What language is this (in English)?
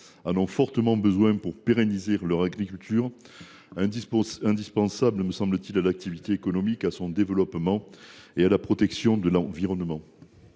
French